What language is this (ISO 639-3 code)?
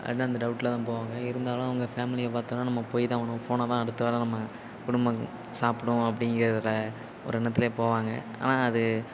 tam